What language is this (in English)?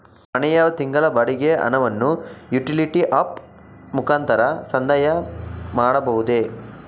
Kannada